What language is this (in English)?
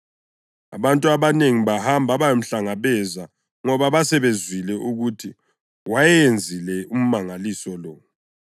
North Ndebele